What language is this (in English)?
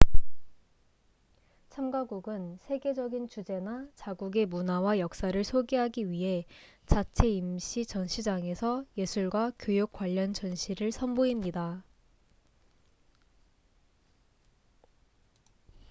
Korean